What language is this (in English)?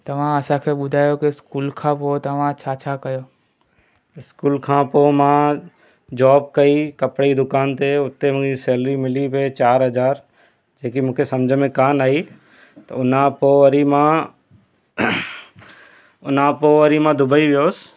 Sindhi